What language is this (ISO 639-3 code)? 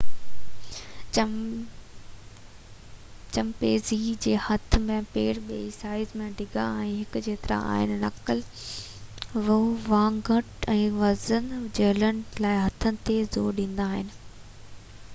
snd